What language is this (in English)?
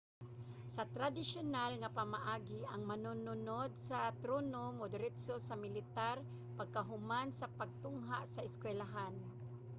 Cebuano